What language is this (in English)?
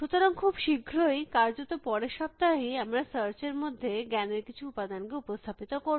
Bangla